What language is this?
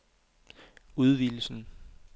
Danish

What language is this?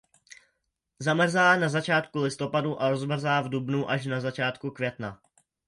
Czech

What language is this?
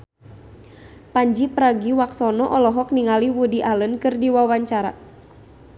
Sundanese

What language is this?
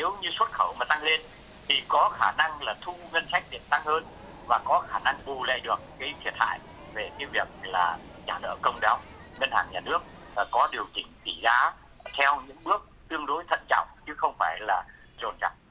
Vietnamese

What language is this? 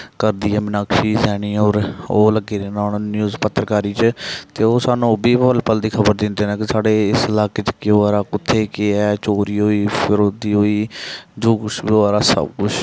Dogri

